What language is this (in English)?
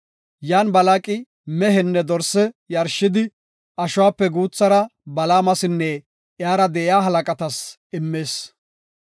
Gofa